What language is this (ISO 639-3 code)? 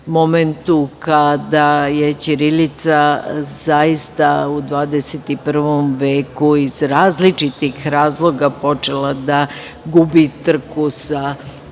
srp